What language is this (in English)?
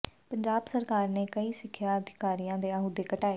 Punjabi